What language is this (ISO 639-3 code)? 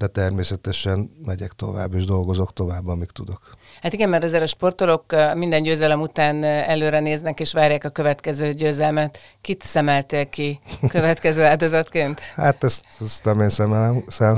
hun